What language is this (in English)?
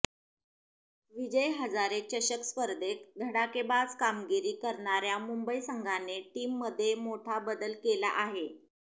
Marathi